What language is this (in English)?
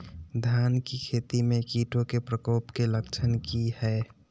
Magahi